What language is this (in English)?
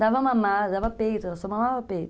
Portuguese